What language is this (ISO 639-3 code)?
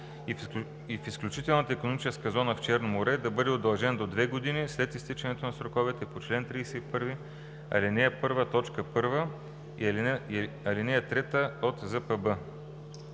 bul